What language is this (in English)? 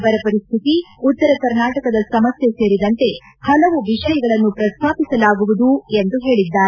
Kannada